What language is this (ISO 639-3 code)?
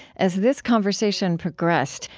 eng